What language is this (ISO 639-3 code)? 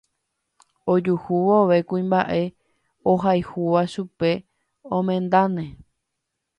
grn